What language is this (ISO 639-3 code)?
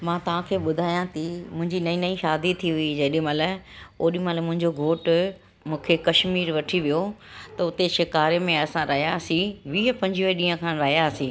snd